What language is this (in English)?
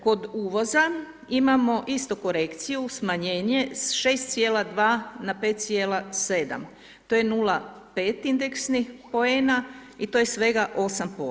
Croatian